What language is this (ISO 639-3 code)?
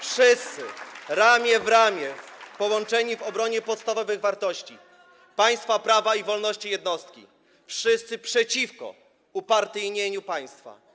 pol